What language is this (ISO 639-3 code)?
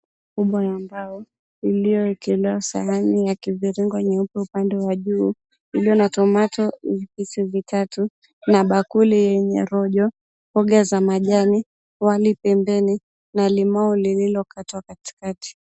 swa